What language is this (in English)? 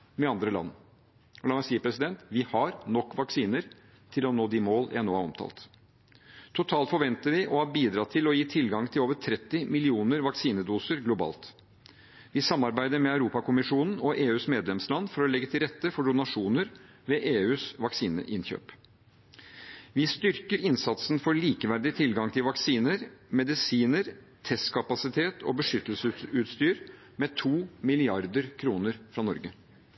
Norwegian Bokmål